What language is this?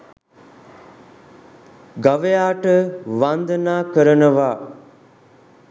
Sinhala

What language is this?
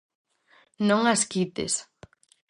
Galician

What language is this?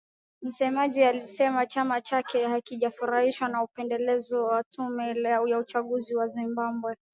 Swahili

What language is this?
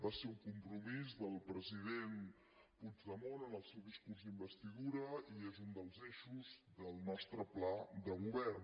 Catalan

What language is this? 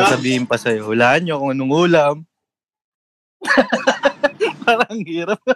Filipino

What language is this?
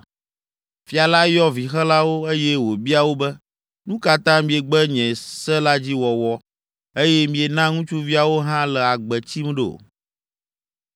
Ewe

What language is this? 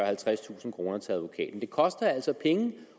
Danish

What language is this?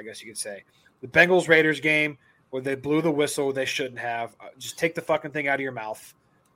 English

